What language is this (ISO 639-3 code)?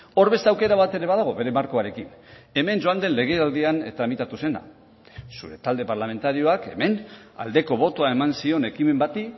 eus